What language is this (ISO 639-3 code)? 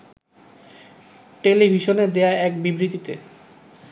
ben